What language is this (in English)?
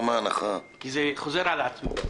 Hebrew